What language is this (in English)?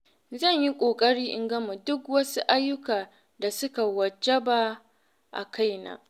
Hausa